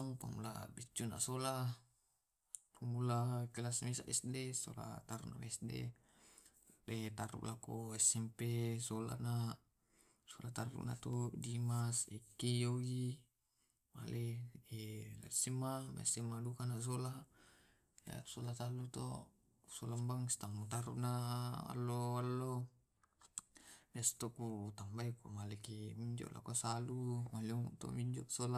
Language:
Tae'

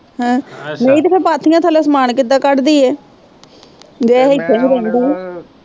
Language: Punjabi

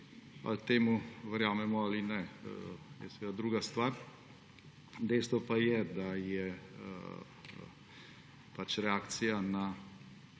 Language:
Slovenian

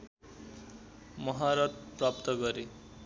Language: Nepali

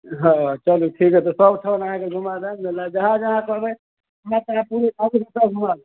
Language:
Maithili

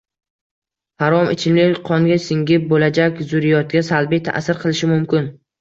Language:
Uzbek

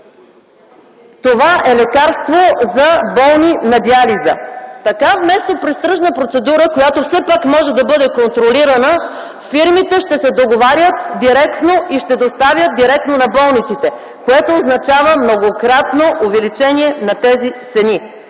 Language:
Bulgarian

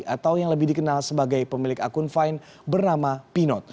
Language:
Indonesian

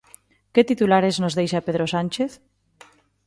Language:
Galician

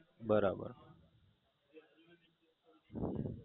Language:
Gujarati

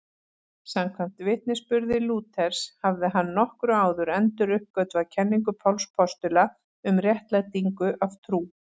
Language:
Icelandic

